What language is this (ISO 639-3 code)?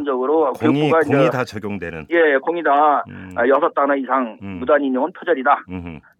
kor